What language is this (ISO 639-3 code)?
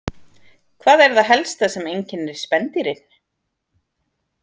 isl